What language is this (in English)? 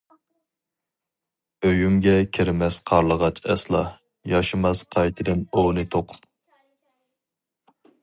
Uyghur